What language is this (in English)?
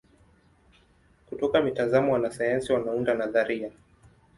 Swahili